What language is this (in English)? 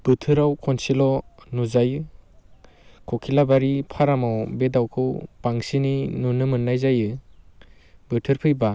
Bodo